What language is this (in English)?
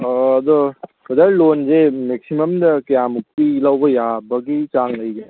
Manipuri